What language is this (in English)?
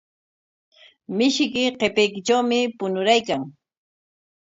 Corongo Ancash Quechua